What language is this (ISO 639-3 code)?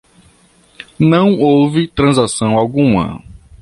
por